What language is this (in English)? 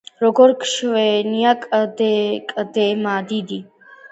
Georgian